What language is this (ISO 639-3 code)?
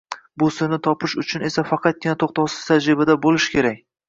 uzb